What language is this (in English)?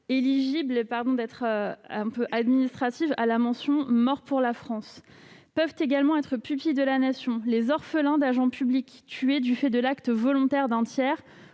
French